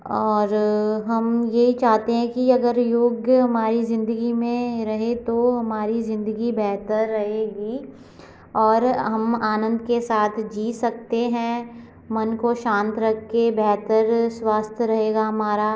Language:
Hindi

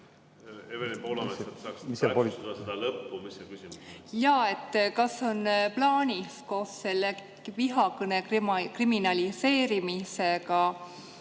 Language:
Estonian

